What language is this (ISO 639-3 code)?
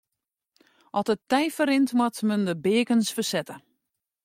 fry